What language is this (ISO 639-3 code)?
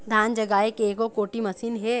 hne